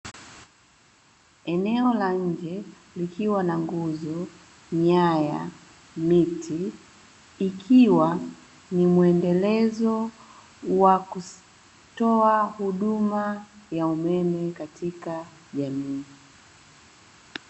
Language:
Swahili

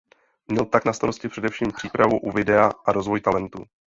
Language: Czech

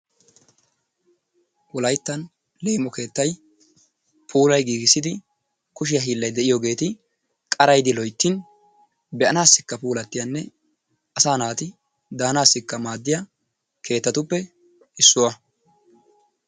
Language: Wolaytta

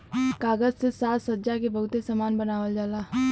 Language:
Bhojpuri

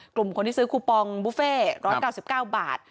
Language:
Thai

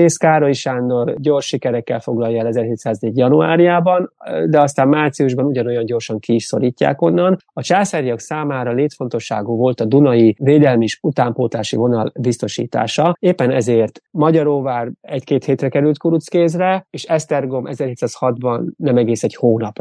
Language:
Hungarian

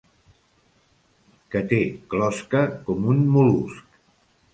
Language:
Catalan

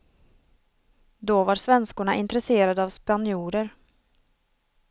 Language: Swedish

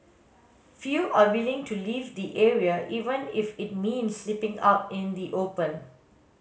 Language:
English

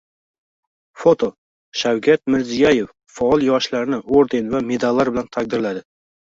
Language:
Uzbek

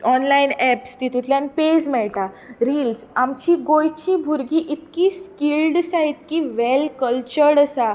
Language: Konkani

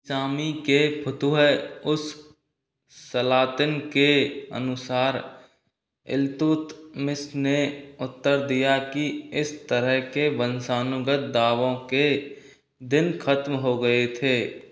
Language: Hindi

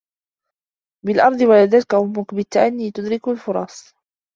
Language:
Arabic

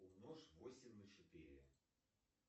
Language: Russian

